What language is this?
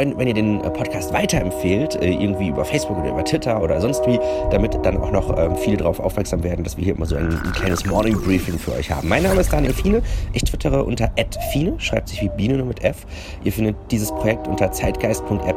German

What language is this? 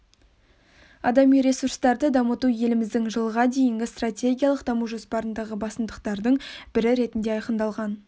Kazakh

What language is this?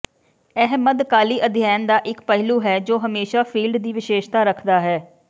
Punjabi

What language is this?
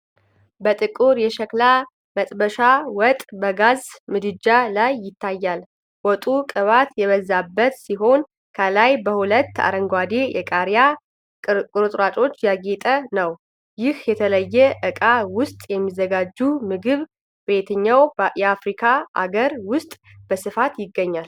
Amharic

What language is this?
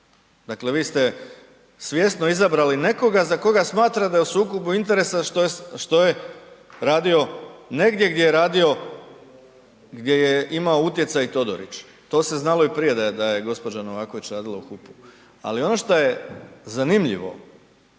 Croatian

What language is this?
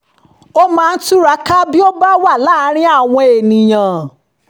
Yoruba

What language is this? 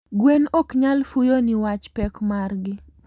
Luo (Kenya and Tanzania)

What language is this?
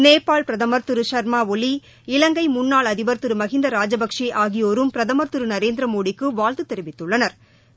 Tamil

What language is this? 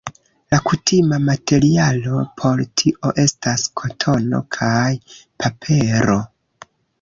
Esperanto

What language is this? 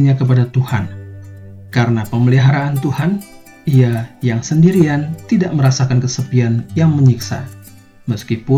Indonesian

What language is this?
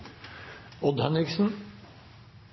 Norwegian Bokmål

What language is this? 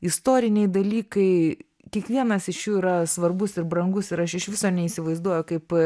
Lithuanian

